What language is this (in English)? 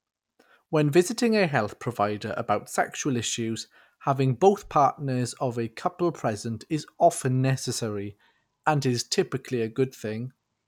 English